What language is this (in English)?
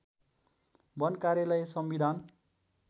Nepali